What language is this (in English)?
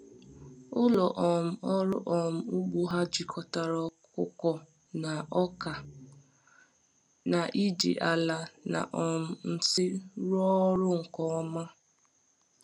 Igbo